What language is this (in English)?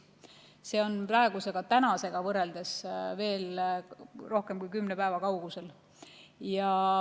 Estonian